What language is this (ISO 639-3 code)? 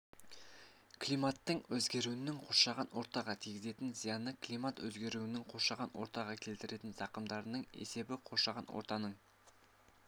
kaz